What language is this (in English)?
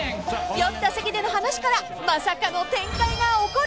Japanese